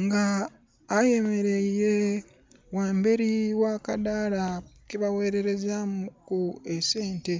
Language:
Soga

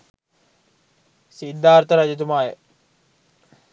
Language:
Sinhala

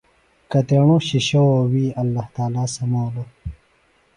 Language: Phalura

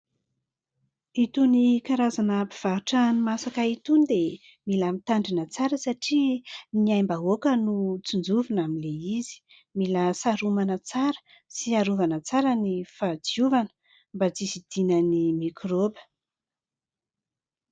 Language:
Malagasy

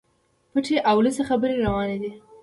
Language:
Pashto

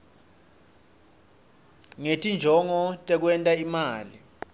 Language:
Swati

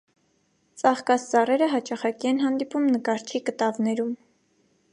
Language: Armenian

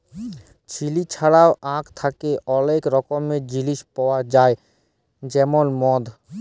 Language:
Bangla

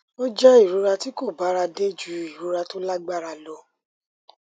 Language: Yoruba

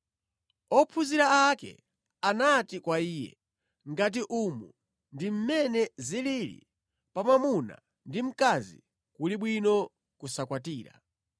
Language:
Nyanja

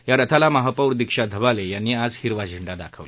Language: Marathi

